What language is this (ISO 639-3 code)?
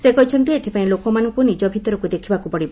ori